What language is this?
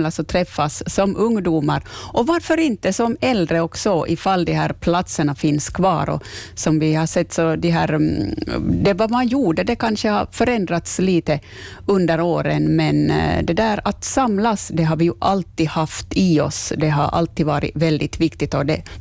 Swedish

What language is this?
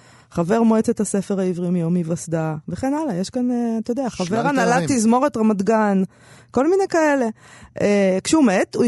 Hebrew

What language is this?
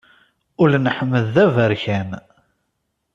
Kabyle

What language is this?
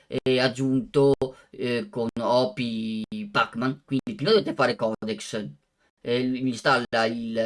Italian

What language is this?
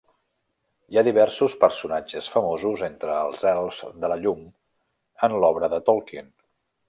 Catalan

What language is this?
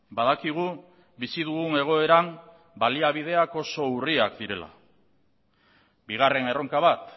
Basque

